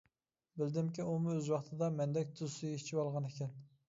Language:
Uyghur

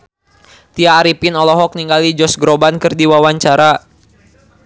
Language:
Sundanese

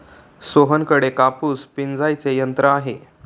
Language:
Marathi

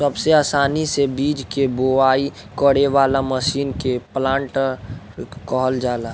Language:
Bhojpuri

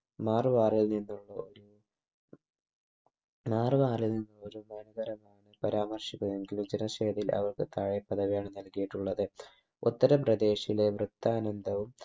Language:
Malayalam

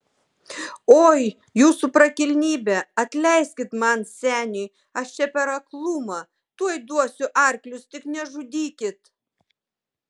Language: Lithuanian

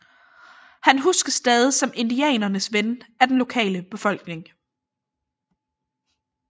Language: Danish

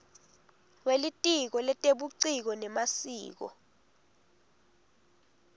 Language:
Swati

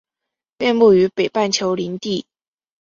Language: Chinese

